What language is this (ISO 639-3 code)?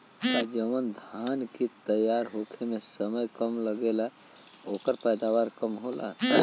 bho